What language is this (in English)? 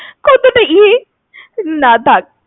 Bangla